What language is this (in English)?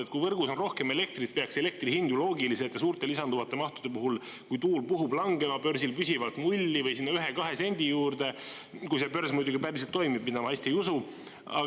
Estonian